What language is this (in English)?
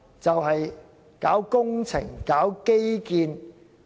Cantonese